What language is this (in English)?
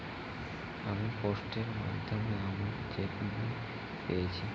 Bangla